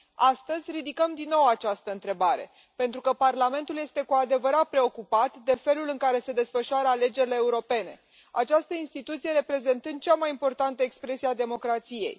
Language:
Romanian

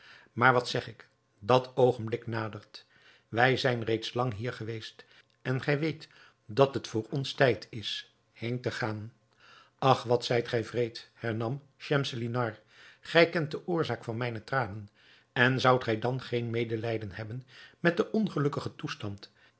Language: Dutch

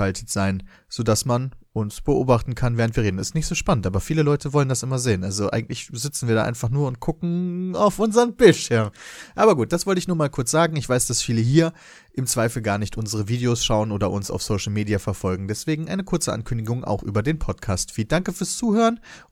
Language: German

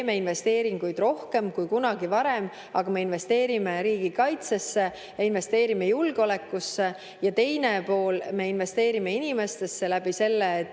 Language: Estonian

